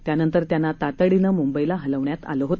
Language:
Marathi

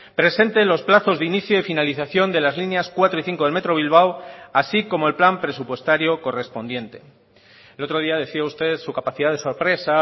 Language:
Spanish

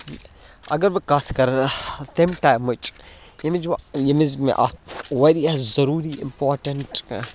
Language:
Kashmiri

